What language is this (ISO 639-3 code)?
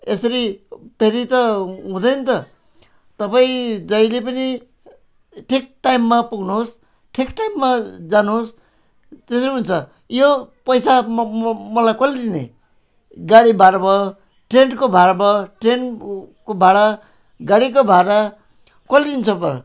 nep